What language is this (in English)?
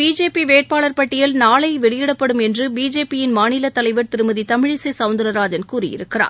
Tamil